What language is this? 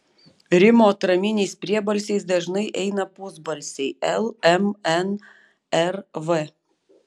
Lithuanian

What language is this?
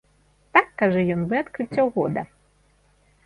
Belarusian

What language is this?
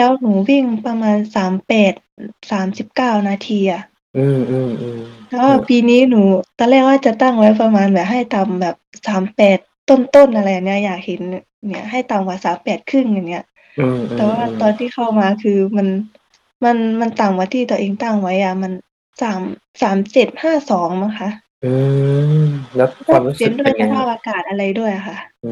Thai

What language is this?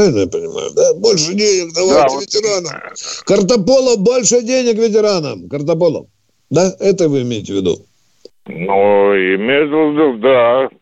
Russian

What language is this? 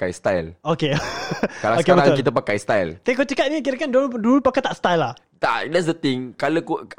Malay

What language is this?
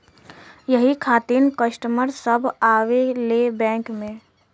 Bhojpuri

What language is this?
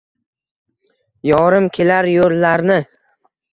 Uzbek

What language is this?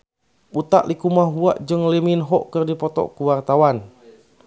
Sundanese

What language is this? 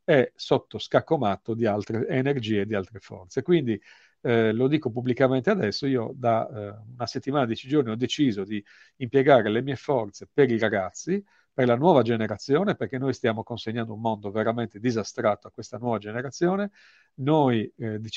Italian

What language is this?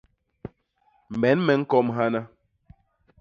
Basaa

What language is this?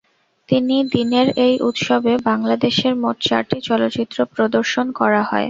Bangla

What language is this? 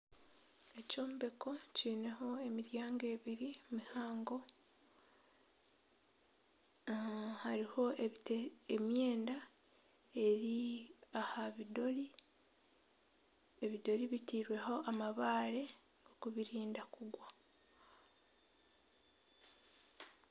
Nyankole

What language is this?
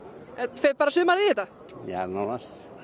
Icelandic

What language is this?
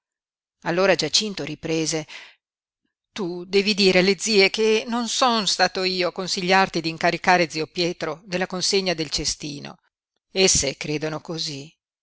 Italian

